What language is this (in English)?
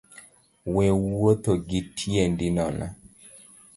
Luo (Kenya and Tanzania)